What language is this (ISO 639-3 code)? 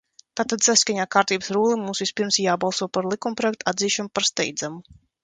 lav